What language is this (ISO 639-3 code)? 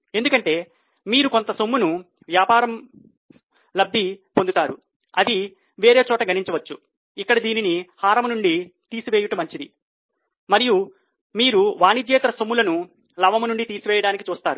tel